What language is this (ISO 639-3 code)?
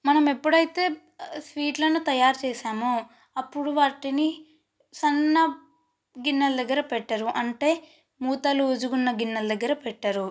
tel